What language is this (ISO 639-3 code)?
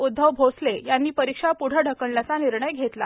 mar